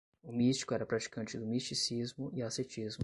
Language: Portuguese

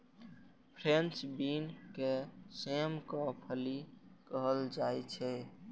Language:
Maithili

